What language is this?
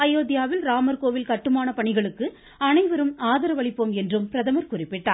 Tamil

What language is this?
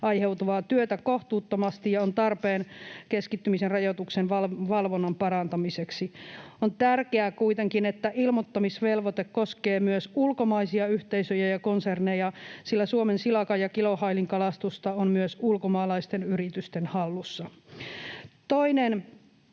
Finnish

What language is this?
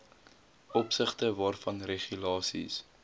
Afrikaans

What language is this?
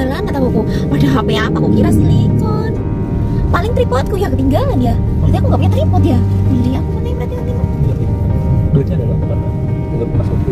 Indonesian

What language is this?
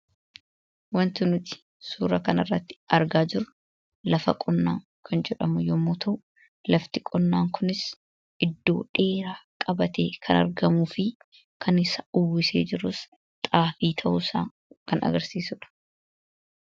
Oromo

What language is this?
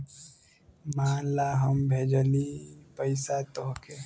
Bhojpuri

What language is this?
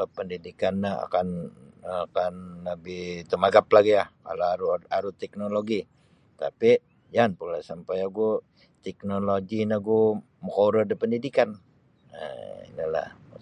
Sabah Bisaya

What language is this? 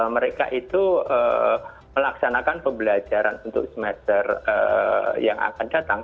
Indonesian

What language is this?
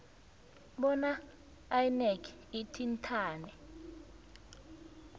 South Ndebele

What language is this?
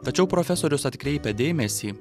Lithuanian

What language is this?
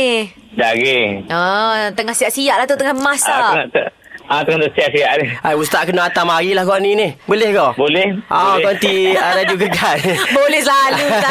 Malay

